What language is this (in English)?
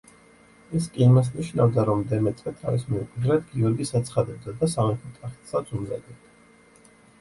Georgian